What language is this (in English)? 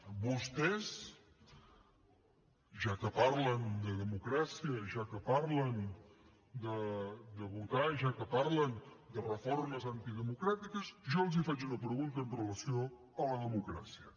Catalan